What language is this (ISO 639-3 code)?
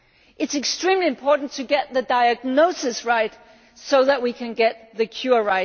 eng